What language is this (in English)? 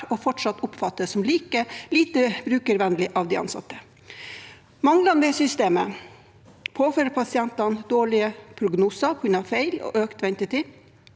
Norwegian